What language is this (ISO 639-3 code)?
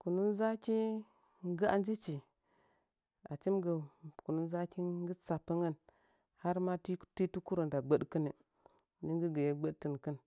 nja